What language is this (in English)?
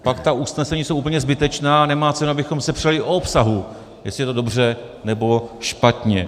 Czech